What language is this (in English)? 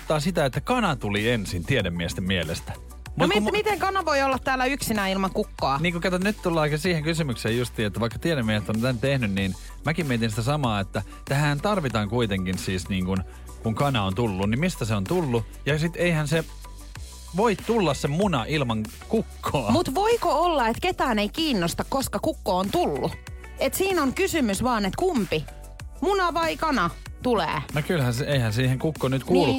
Finnish